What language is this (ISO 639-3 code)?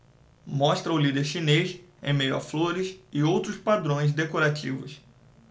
por